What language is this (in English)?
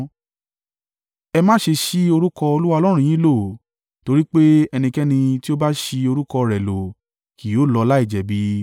Yoruba